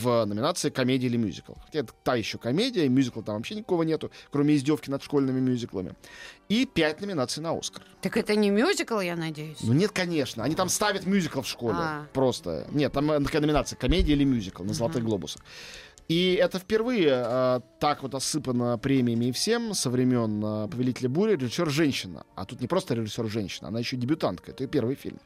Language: Russian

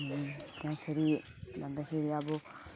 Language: Nepali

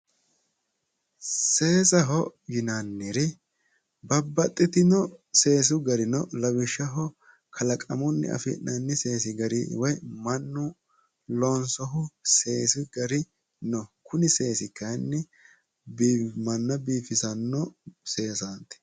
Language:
Sidamo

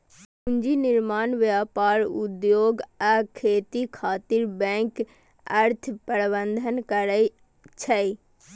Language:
Maithili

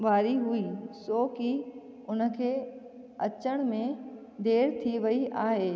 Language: Sindhi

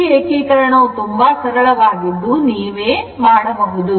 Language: Kannada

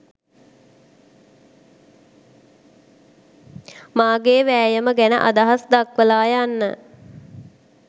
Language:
Sinhala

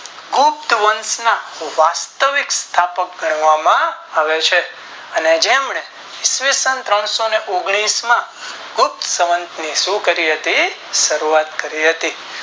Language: Gujarati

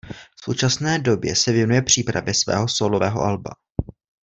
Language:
Czech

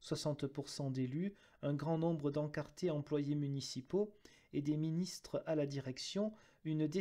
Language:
French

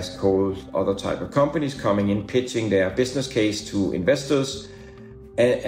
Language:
Swedish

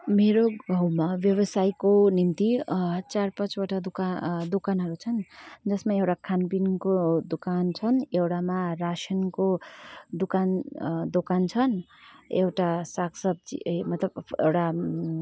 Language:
Nepali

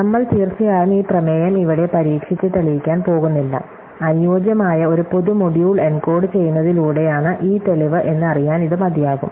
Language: Malayalam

